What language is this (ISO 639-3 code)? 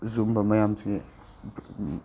mni